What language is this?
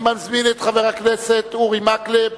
Hebrew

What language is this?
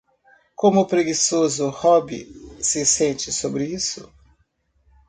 Portuguese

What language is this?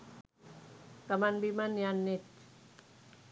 Sinhala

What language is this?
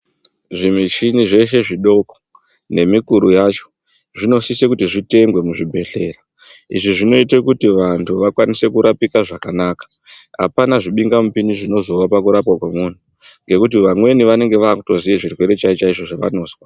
Ndau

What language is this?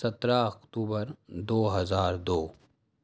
Urdu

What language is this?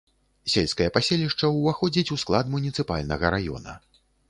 Belarusian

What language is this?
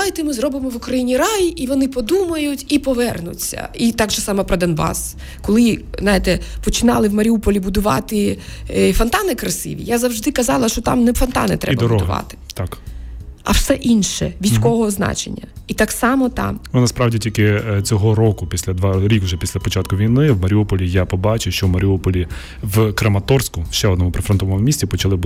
Ukrainian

